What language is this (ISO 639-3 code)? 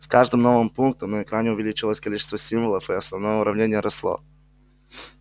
rus